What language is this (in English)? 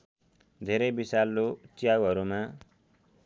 Nepali